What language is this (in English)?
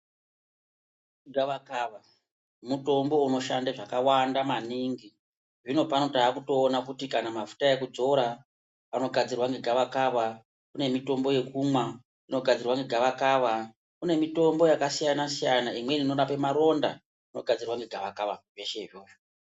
Ndau